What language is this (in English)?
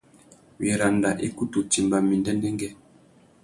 Tuki